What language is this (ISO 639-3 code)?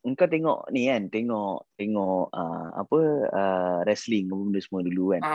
msa